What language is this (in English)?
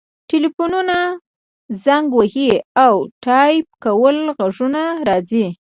Pashto